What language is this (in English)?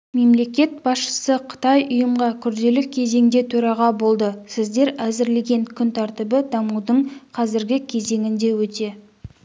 Kazakh